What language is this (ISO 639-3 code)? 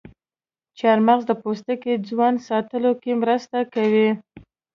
pus